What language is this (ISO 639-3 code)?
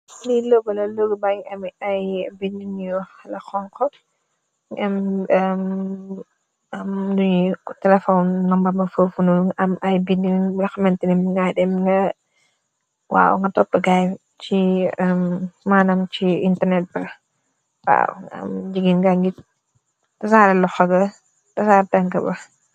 wol